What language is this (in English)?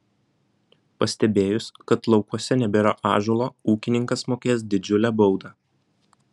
Lithuanian